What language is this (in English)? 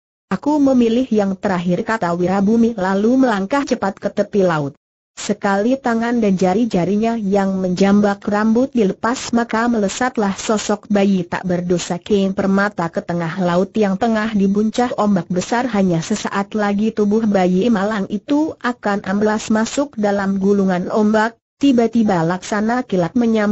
Indonesian